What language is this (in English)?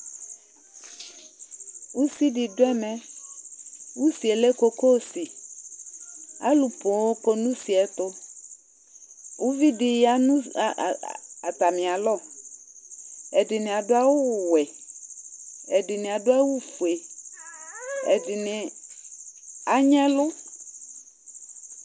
Ikposo